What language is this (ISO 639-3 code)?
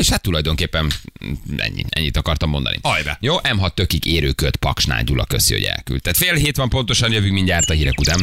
hun